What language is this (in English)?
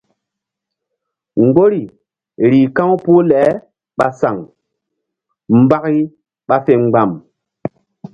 Mbum